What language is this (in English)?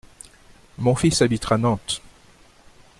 French